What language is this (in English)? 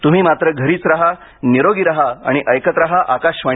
Marathi